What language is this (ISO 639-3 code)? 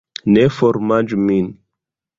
epo